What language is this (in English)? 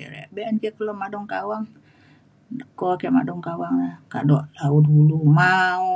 Mainstream Kenyah